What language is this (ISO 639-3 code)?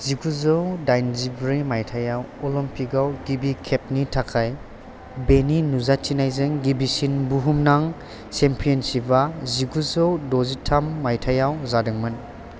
brx